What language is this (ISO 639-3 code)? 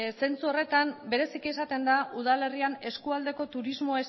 eus